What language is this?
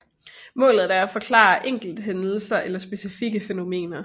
Danish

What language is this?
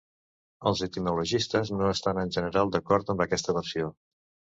Catalan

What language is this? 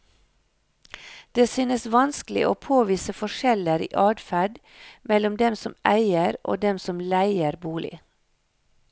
Norwegian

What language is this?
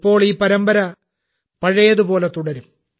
Malayalam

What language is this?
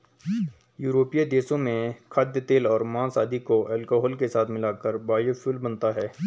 Hindi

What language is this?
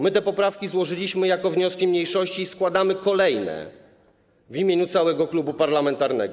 Polish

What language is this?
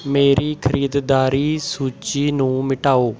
Punjabi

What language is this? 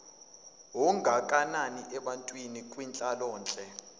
Zulu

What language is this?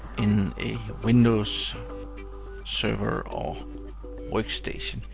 English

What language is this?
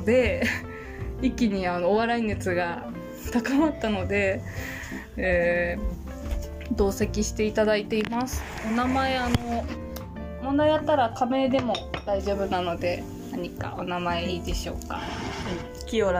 Japanese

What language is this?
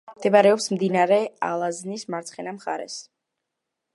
Georgian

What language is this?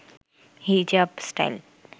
Bangla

